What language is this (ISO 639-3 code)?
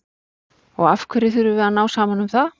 isl